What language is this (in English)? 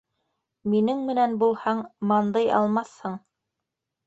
Bashkir